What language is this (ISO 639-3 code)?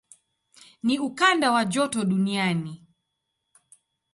swa